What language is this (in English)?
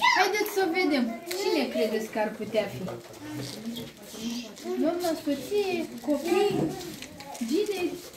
Romanian